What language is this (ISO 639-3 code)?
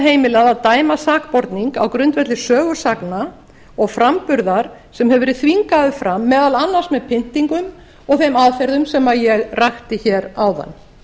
isl